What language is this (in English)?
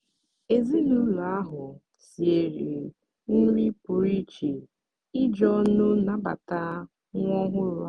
Igbo